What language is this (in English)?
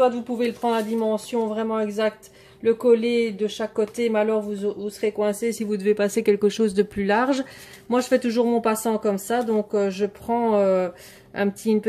French